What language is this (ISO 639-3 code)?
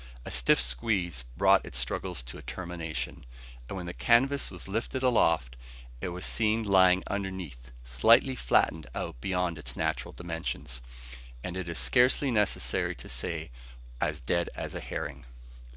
eng